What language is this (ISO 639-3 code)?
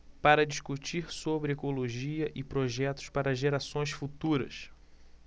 por